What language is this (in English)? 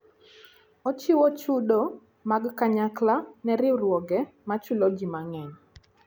Luo (Kenya and Tanzania)